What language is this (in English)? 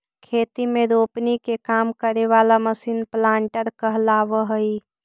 Magahi